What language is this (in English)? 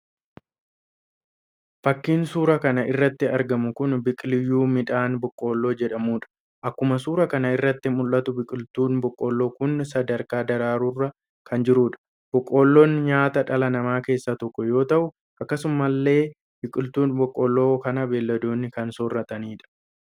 Oromo